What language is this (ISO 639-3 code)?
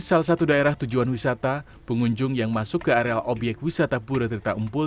ind